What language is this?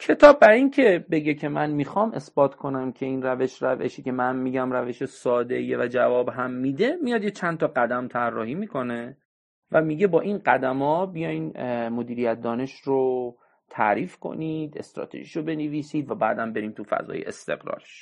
Persian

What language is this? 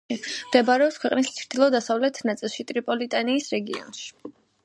Georgian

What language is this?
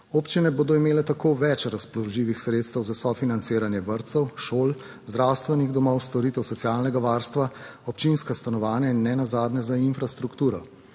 Slovenian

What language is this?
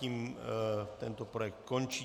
Czech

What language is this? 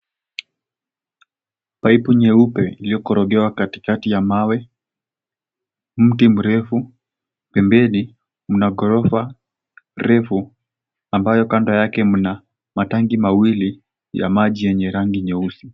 Swahili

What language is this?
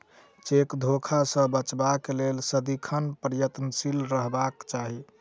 Maithili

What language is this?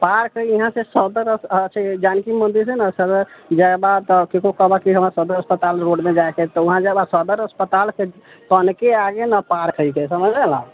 Maithili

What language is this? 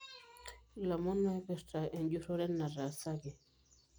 Masai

